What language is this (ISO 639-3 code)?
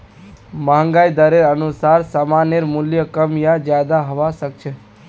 mag